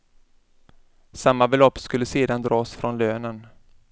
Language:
Swedish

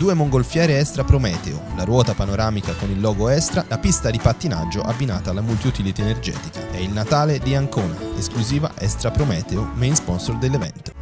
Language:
Italian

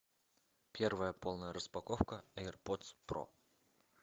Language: Russian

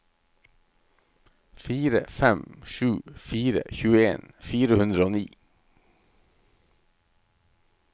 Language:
Norwegian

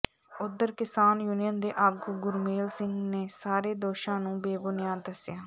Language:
Punjabi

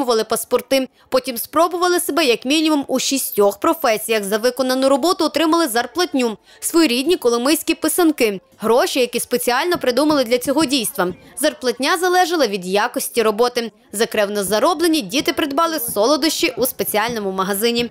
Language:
Ukrainian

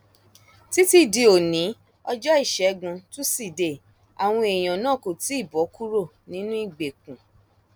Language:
Yoruba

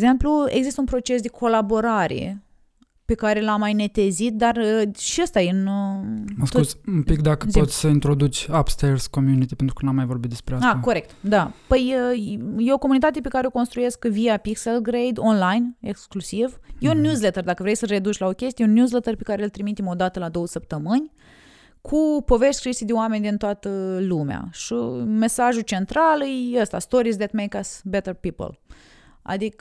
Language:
Romanian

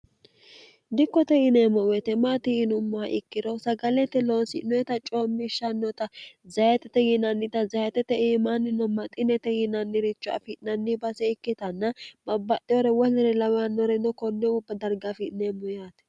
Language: Sidamo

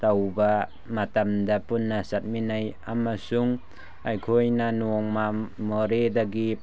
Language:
Manipuri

